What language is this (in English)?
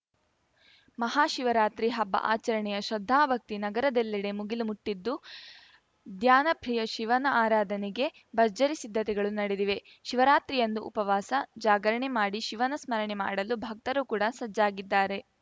Kannada